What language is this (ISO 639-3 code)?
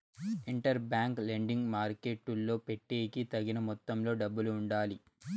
tel